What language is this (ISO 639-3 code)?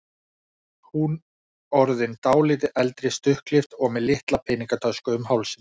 isl